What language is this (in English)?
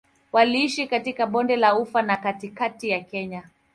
Swahili